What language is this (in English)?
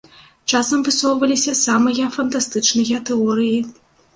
Belarusian